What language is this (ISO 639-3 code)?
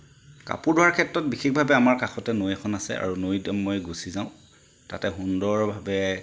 asm